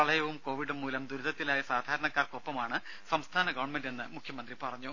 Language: Malayalam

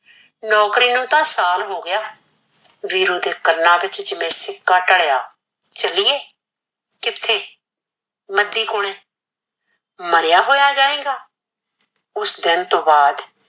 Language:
Punjabi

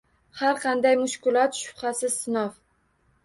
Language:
Uzbek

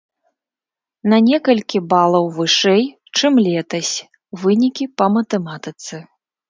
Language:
Belarusian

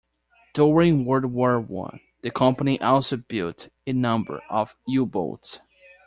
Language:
English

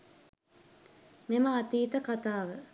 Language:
Sinhala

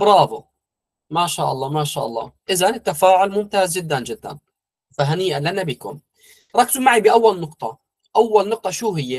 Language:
Arabic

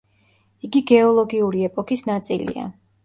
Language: Georgian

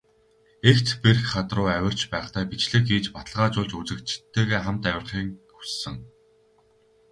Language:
Mongolian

